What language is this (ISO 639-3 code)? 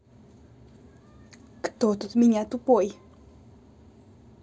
rus